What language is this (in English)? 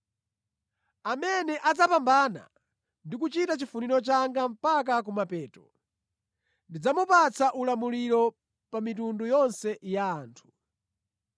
Nyanja